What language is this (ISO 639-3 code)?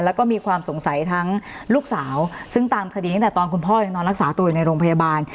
tha